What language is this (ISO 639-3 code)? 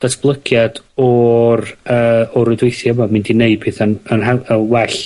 cym